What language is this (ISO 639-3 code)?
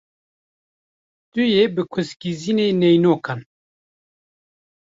kur